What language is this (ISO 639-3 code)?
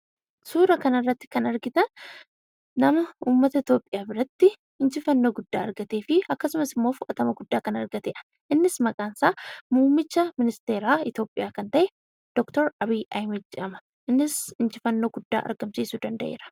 orm